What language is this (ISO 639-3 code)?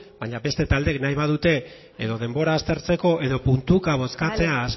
eus